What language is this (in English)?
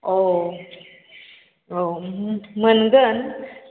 Bodo